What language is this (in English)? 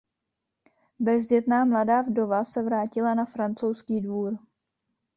Czech